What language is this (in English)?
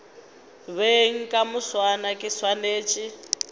Northern Sotho